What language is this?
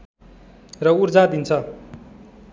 Nepali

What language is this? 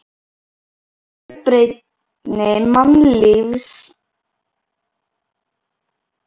Icelandic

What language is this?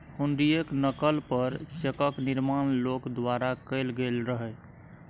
Maithili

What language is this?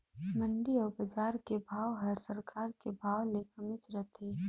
Chhattisgarhi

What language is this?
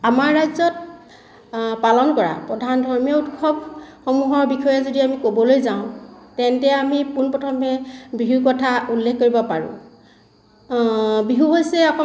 Assamese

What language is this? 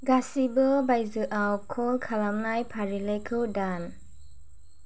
Bodo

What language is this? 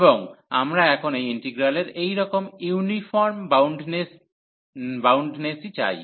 Bangla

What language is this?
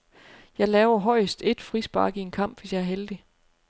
Danish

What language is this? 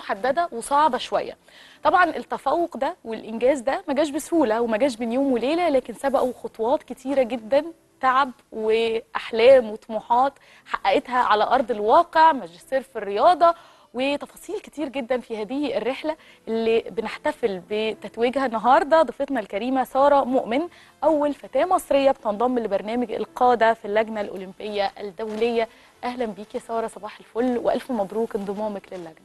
Arabic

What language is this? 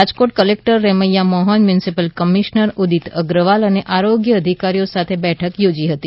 Gujarati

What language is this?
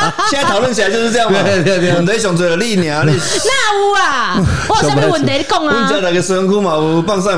Chinese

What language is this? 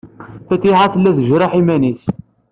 Kabyle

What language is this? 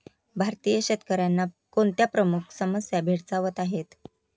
Marathi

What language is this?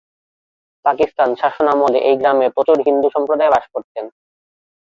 Bangla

